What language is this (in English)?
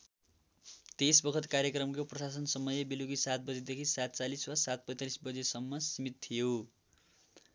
Nepali